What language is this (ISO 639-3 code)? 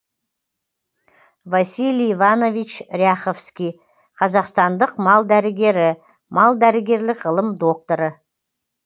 kaz